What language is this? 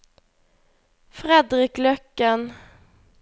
Norwegian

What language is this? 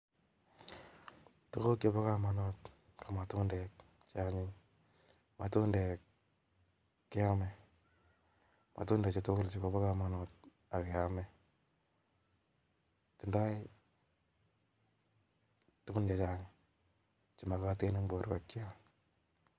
Kalenjin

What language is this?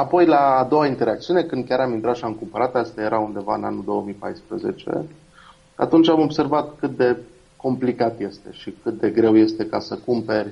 Romanian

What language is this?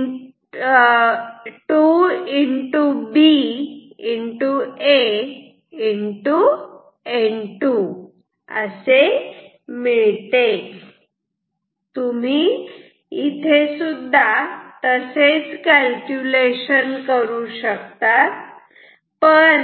Marathi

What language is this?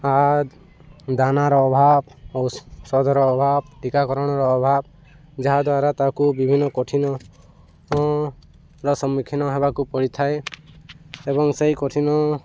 Odia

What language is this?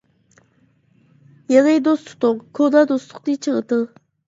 Uyghur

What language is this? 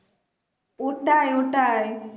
Bangla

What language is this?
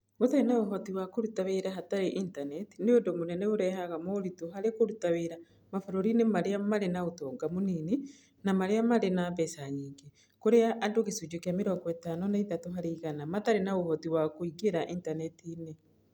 Kikuyu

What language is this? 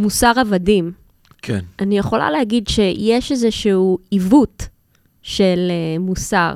Hebrew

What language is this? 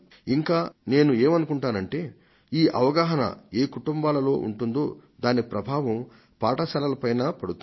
Telugu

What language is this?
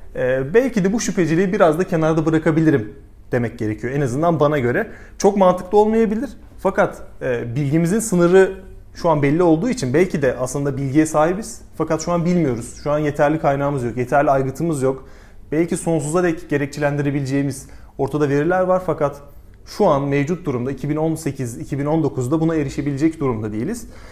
Turkish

